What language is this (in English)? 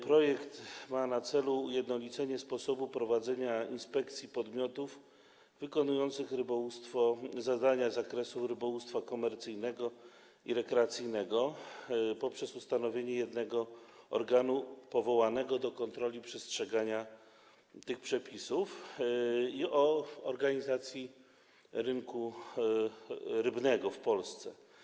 Polish